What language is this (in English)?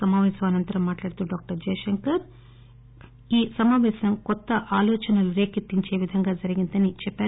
Telugu